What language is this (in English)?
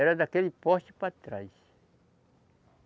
Portuguese